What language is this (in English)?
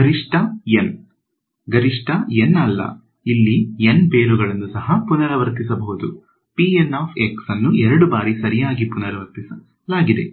Kannada